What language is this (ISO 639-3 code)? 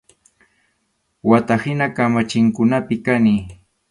qxu